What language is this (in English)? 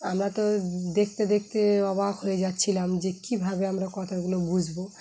Bangla